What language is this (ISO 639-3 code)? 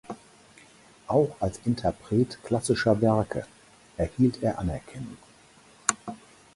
deu